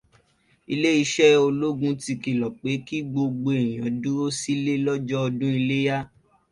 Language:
Yoruba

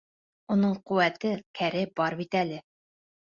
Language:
Bashkir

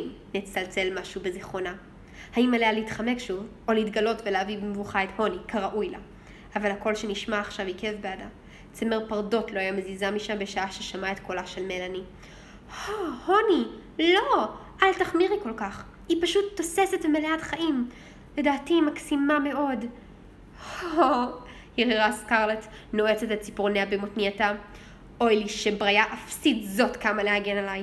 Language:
Hebrew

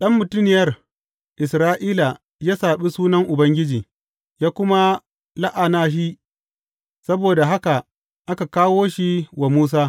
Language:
Hausa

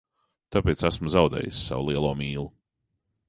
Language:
Latvian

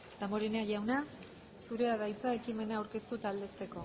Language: Basque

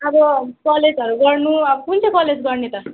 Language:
Nepali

